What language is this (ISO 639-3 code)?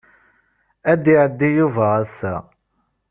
kab